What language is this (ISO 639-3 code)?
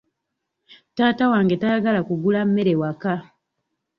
lug